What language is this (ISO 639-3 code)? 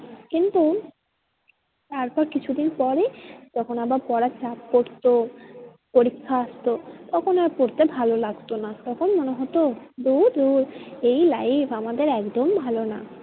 ben